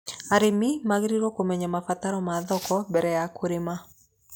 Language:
Kikuyu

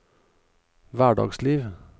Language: Norwegian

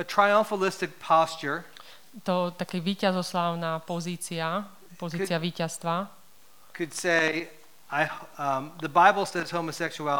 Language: Slovak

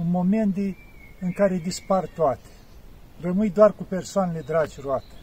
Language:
Romanian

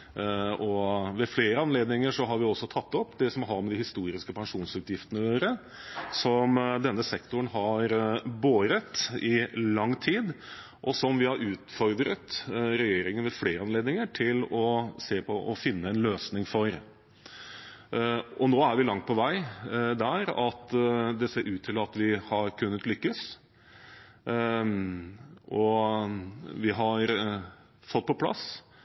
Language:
Norwegian Bokmål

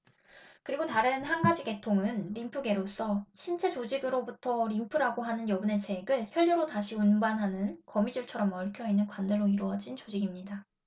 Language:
Korean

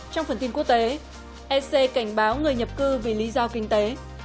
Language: Vietnamese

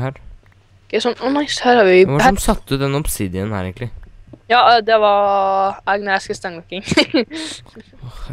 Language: Norwegian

